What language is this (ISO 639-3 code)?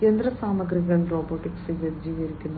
mal